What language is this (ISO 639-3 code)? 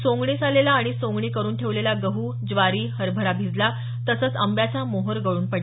mar